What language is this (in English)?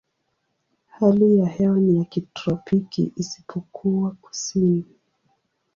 Swahili